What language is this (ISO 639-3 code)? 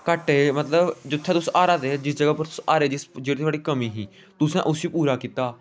doi